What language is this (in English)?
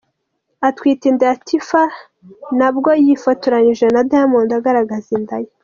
Kinyarwanda